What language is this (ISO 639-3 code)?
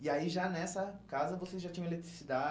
por